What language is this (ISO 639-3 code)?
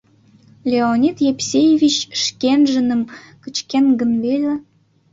chm